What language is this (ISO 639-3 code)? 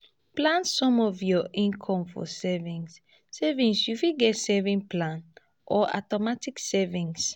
pcm